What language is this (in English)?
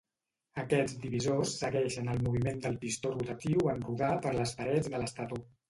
Catalan